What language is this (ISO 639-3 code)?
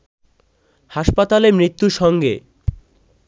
ben